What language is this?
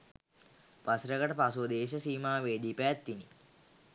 Sinhala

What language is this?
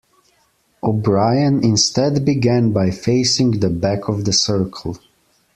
English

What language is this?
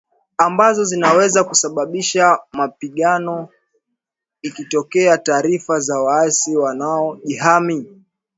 Swahili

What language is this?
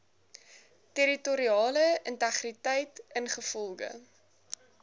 Afrikaans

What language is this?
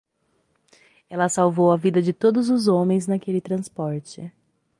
Portuguese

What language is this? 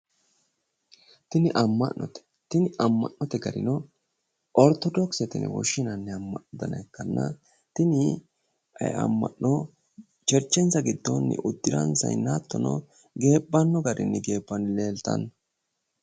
Sidamo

